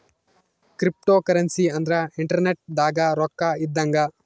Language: Kannada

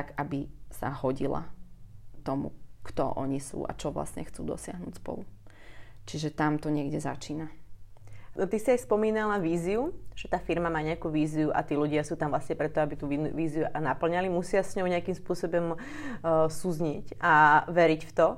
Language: Slovak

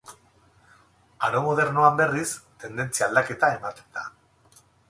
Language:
Basque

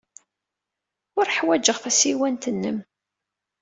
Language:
Kabyle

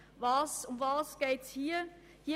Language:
Swiss German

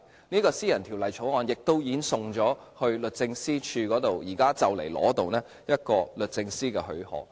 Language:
Cantonese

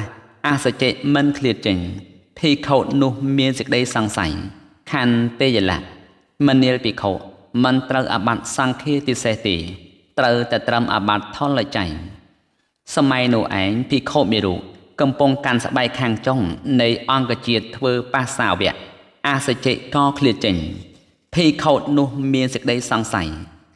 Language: Thai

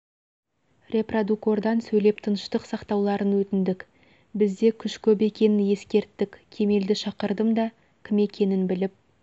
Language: Kazakh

